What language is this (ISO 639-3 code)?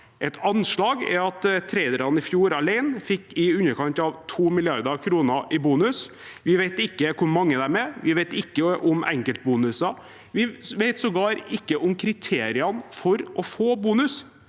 nor